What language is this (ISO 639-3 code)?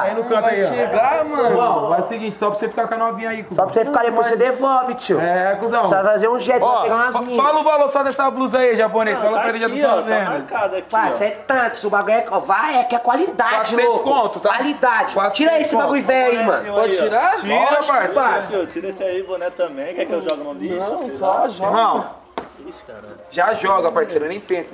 por